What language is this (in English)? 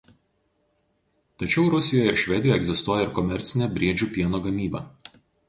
Lithuanian